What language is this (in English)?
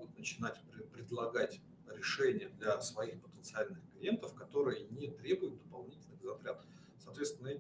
Russian